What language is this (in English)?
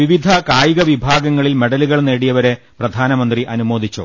Malayalam